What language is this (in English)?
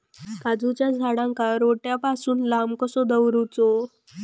Marathi